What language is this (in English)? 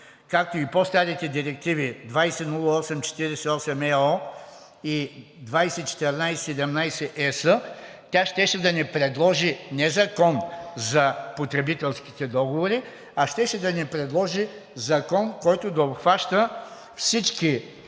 Bulgarian